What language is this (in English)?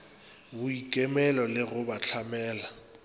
Northern Sotho